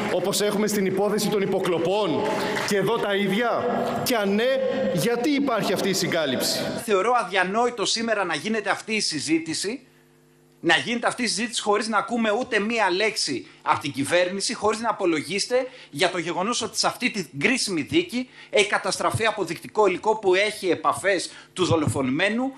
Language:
Greek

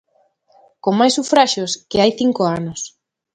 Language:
Galician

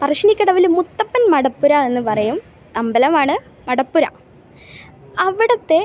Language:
Malayalam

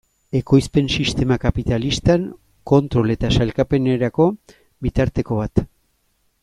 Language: Basque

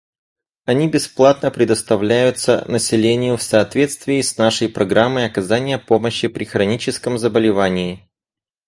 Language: Russian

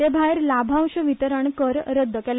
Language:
Konkani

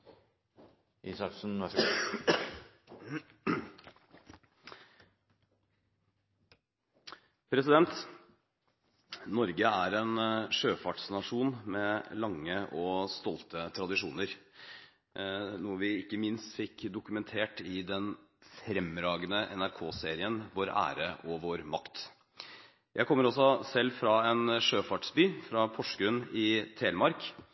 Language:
Norwegian Bokmål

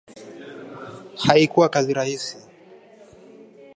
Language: Swahili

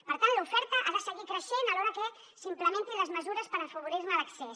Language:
Catalan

